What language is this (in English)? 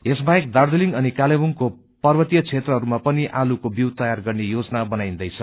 Nepali